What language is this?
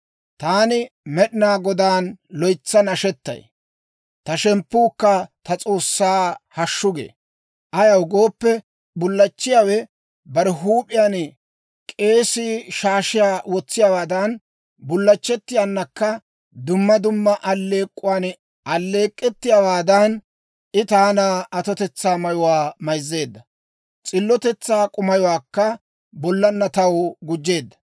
Dawro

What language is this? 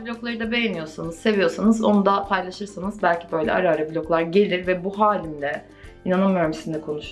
Turkish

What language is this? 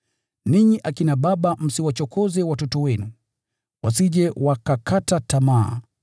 Swahili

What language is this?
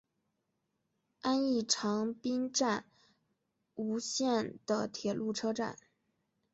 Chinese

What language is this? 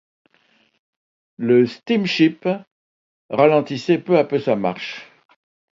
French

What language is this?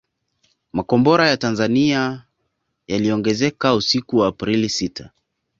Swahili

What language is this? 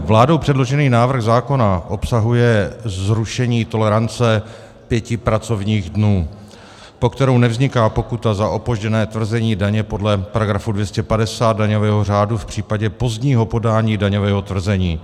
Czech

